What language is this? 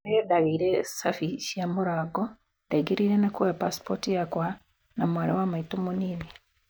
Kikuyu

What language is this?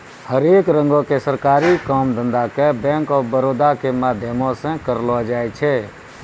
Maithili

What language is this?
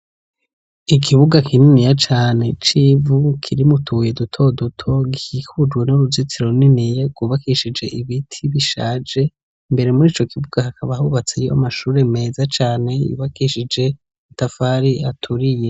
Rundi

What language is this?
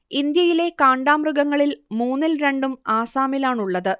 Malayalam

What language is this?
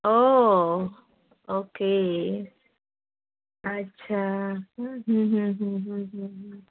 Marathi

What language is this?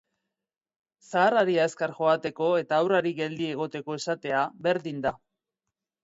Basque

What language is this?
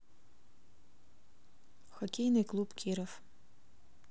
Russian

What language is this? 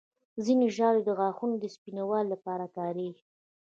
Pashto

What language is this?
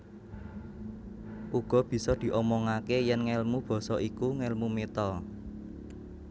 Javanese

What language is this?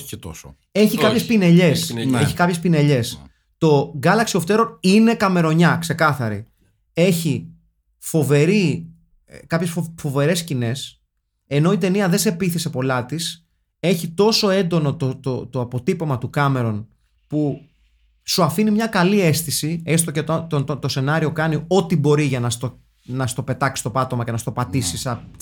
Greek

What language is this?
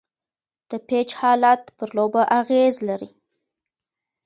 Pashto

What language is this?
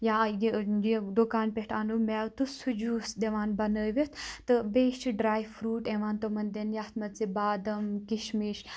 Kashmiri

